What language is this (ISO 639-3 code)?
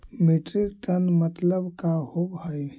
mag